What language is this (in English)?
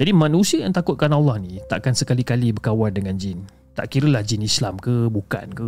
Malay